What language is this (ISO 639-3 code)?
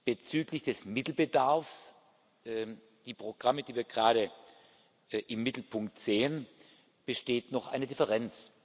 deu